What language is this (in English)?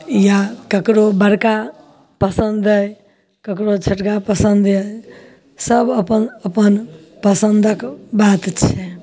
Maithili